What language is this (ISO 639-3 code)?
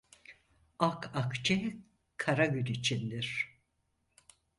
tur